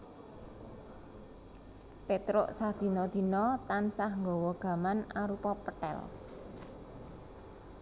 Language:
Javanese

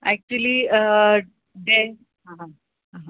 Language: Sindhi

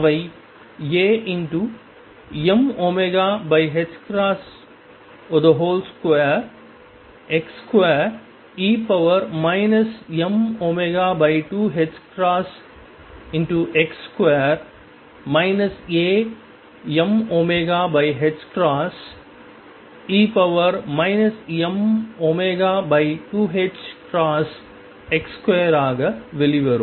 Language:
Tamil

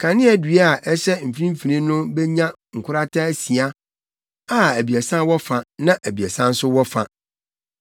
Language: Akan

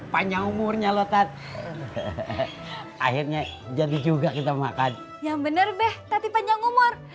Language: Indonesian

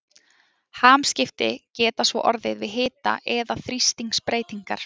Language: Icelandic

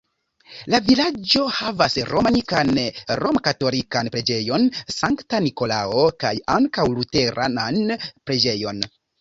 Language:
Esperanto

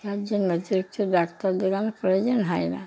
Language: Bangla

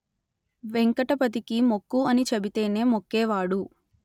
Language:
Telugu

